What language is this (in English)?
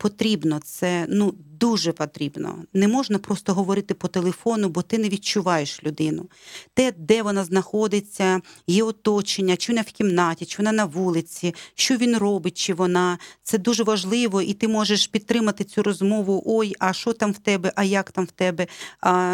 Ukrainian